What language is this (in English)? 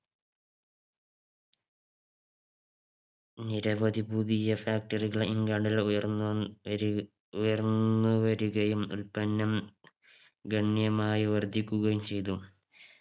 Malayalam